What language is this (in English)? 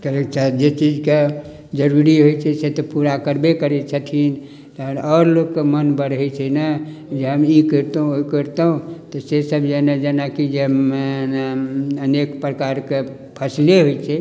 Maithili